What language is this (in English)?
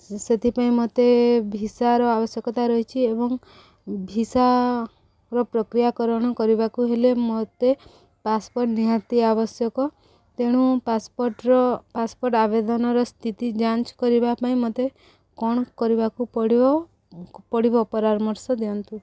Odia